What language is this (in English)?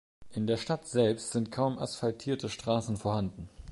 German